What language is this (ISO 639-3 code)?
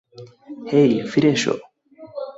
ben